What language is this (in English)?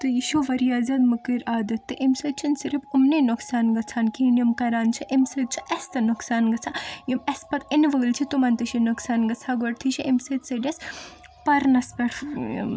Kashmiri